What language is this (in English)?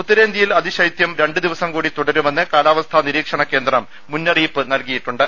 Malayalam